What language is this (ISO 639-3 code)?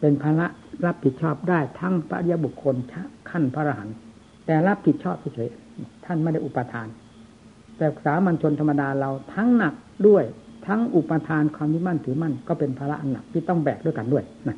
tha